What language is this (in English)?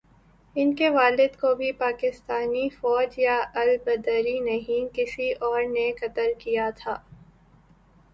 Urdu